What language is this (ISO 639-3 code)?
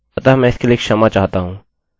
hin